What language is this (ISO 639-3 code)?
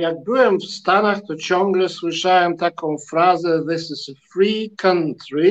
pol